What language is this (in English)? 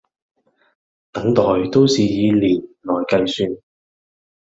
Cantonese